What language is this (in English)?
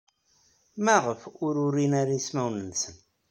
Kabyle